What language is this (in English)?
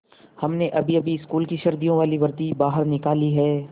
Hindi